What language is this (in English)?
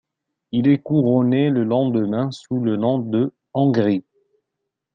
French